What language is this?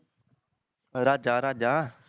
Punjabi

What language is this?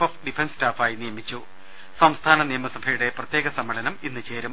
Malayalam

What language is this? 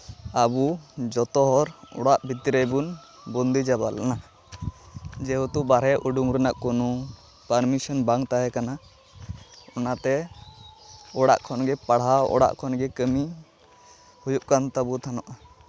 Santali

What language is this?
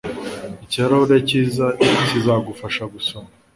Kinyarwanda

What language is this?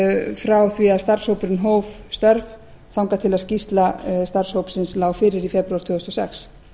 Icelandic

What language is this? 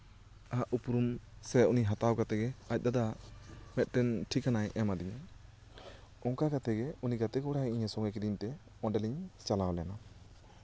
Santali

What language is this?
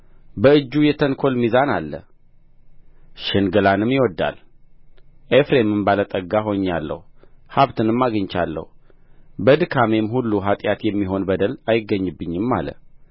Amharic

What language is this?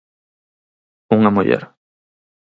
Galician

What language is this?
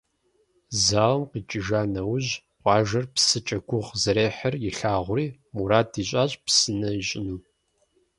Kabardian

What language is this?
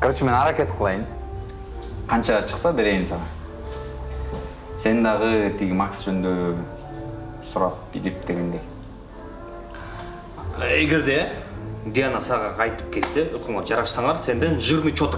Russian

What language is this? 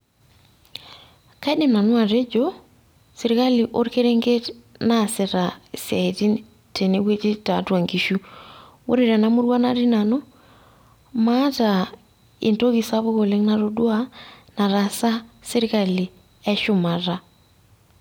Masai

